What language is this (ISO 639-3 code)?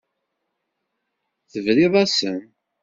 kab